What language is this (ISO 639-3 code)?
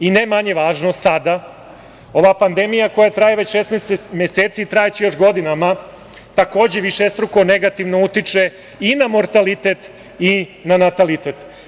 srp